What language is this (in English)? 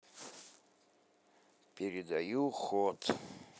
Russian